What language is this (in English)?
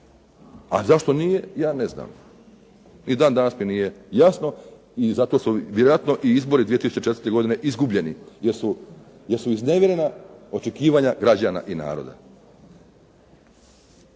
Croatian